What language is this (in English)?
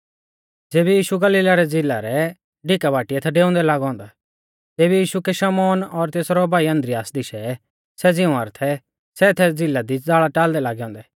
Mahasu Pahari